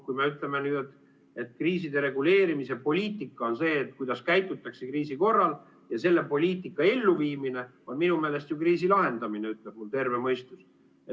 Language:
Estonian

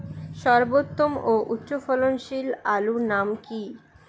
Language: Bangla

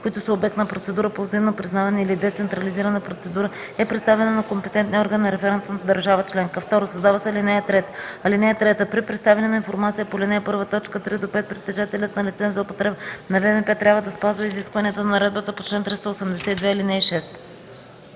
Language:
Bulgarian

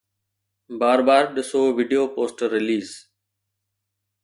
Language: Sindhi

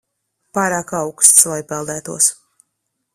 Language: Latvian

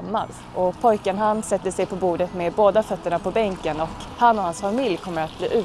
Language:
Swedish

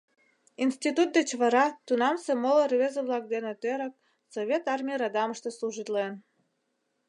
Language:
Mari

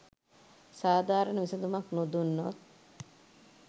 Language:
Sinhala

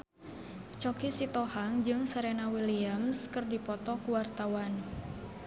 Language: Sundanese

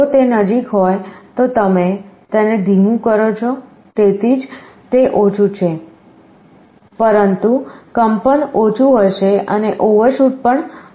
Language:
Gujarati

